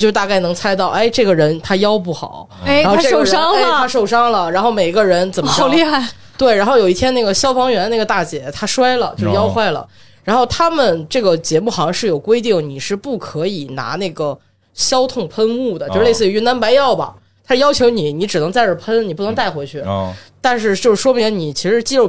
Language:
Chinese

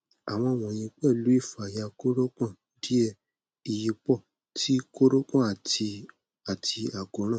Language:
Yoruba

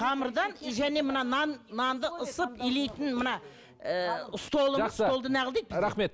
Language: Kazakh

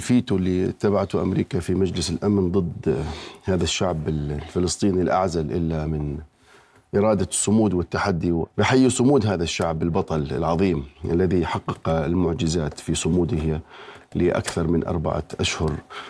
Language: Arabic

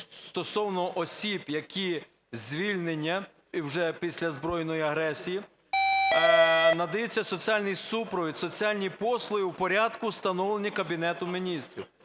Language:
Ukrainian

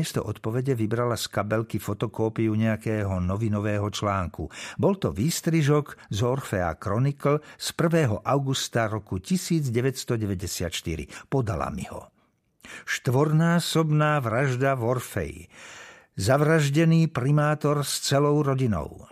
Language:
Slovak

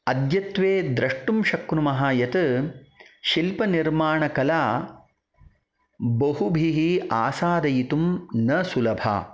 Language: Sanskrit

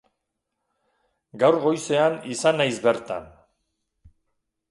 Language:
Basque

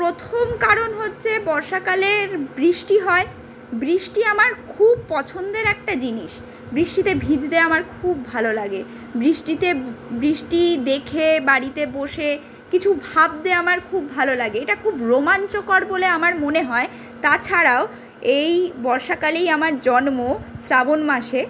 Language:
Bangla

